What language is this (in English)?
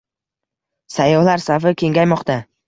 Uzbek